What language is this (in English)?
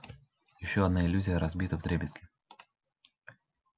Russian